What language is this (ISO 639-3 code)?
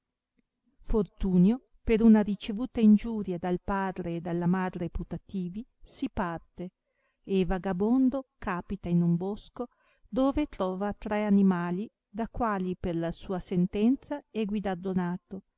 ita